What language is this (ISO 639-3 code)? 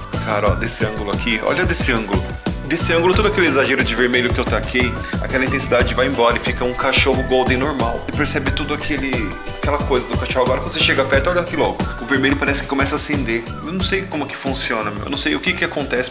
por